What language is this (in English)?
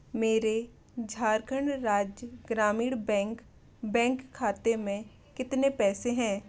Hindi